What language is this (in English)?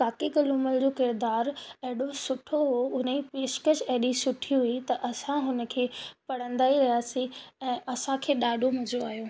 Sindhi